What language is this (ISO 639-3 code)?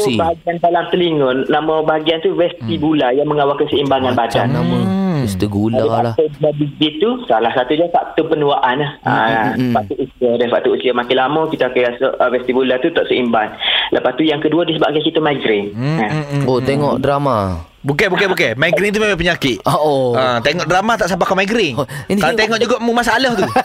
msa